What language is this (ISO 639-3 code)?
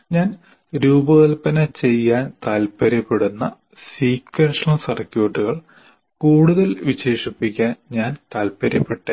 mal